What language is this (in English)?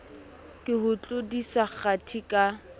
Southern Sotho